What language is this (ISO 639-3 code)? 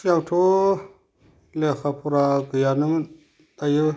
brx